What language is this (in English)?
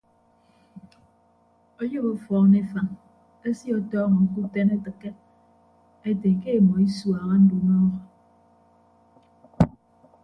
Ibibio